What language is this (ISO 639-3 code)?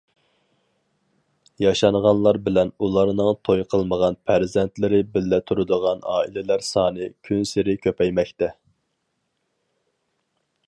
uig